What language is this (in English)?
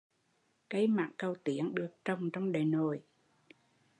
Vietnamese